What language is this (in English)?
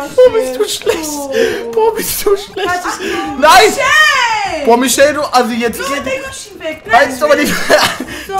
German